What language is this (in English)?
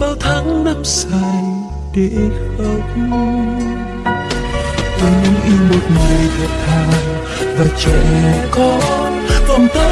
Vietnamese